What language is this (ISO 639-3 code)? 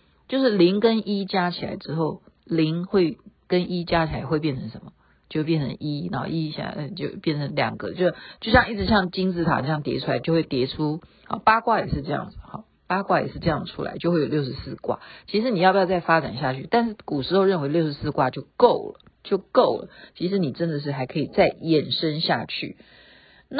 zho